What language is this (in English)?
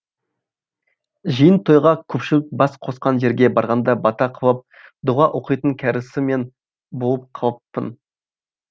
Kazakh